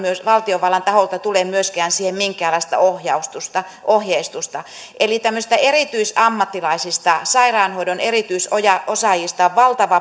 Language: Finnish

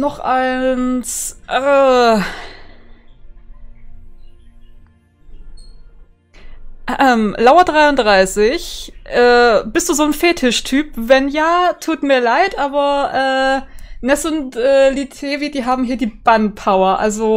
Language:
German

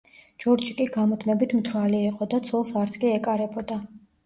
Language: Georgian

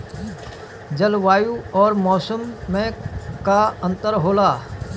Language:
Bhojpuri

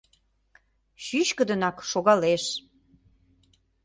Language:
Mari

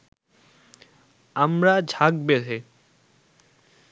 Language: Bangla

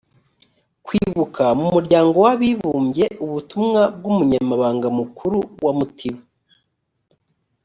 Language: Kinyarwanda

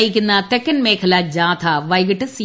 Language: Malayalam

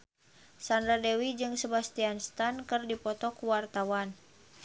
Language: Sundanese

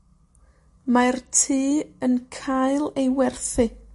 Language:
Welsh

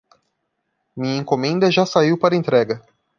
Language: Portuguese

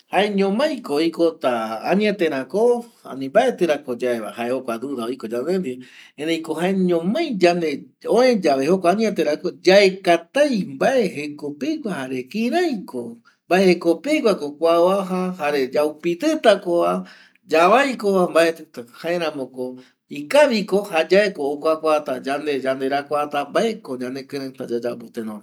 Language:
Eastern Bolivian Guaraní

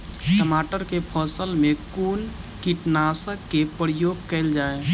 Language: Maithili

